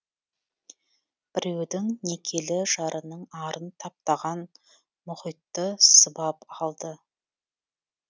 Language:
Kazakh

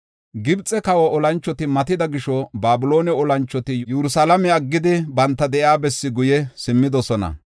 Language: Gofa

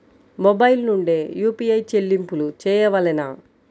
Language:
Telugu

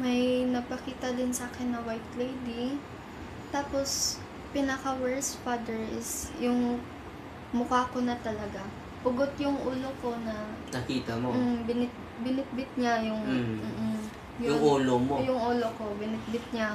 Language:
Filipino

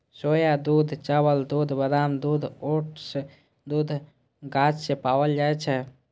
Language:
Maithili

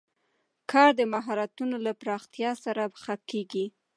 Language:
Pashto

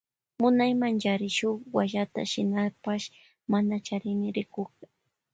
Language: Loja Highland Quichua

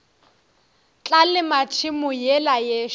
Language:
Northern Sotho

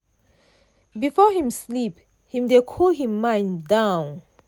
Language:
Nigerian Pidgin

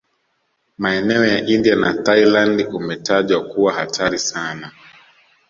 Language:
Swahili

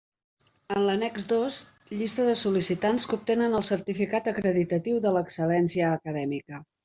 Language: Catalan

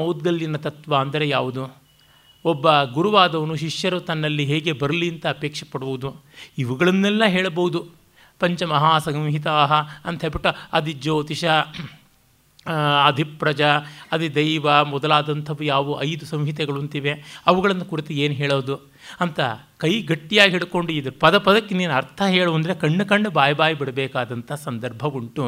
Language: Kannada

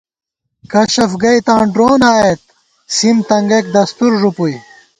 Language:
Gawar-Bati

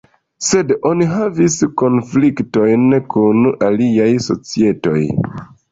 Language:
Esperanto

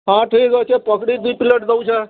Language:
Odia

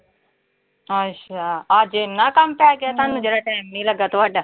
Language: Punjabi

